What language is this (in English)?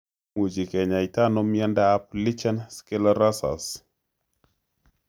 Kalenjin